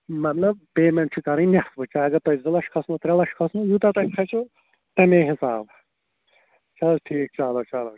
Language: Kashmiri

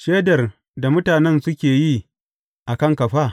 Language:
Hausa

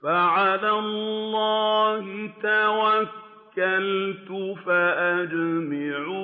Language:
Arabic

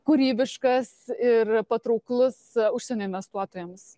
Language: Lithuanian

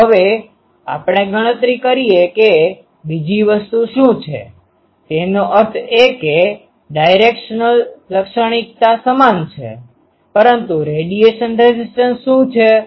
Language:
Gujarati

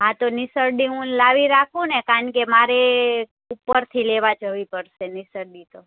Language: Gujarati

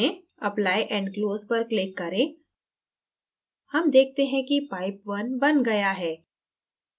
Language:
Hindi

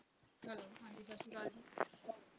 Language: Punjabi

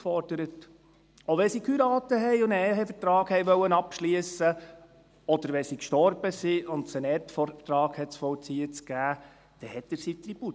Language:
Swiss German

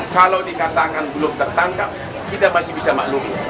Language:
Indonesian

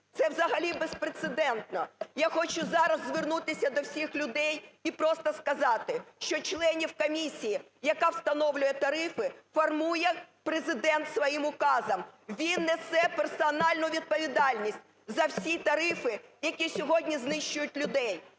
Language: Ukrainian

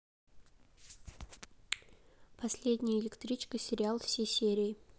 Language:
Russian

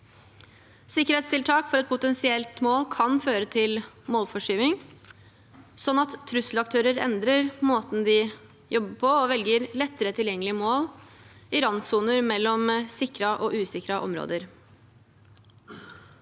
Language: Norwegian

